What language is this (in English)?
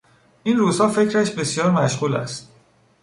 Persian